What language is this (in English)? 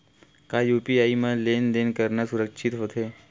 Chhattisgarhi